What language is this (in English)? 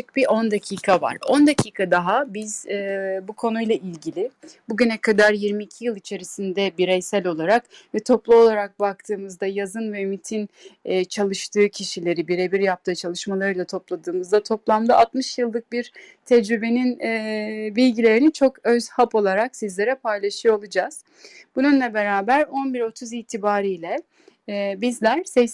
Turkish